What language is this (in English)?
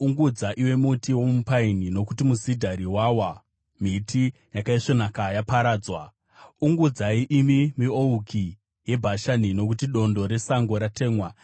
Shona